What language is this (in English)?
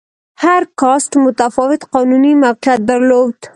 Pashto